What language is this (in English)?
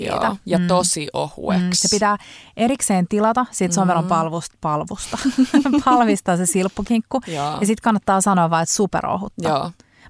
Finnish